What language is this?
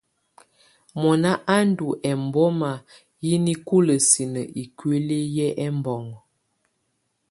Tunen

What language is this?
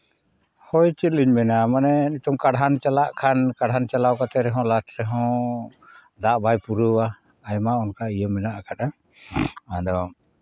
Santali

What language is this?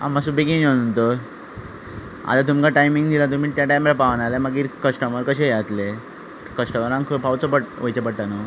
Konkani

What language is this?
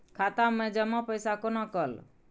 Maithili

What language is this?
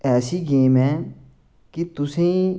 Dogri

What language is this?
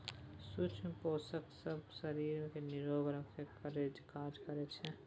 Maithili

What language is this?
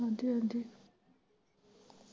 Punjabi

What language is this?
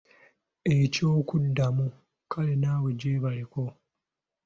Ganda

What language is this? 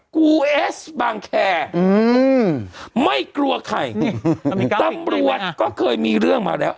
Thai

